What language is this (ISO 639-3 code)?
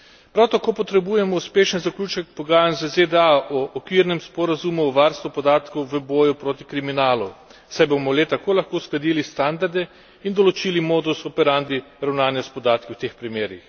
slv